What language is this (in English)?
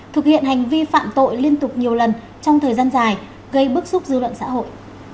Vietnamese